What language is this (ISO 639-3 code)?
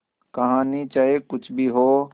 hin